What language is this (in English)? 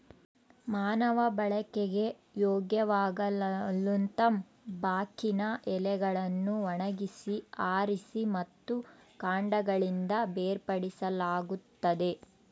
Kannada